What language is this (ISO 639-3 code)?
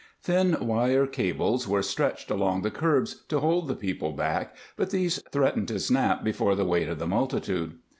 eng